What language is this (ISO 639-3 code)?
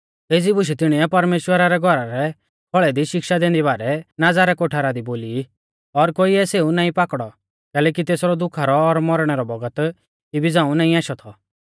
bfz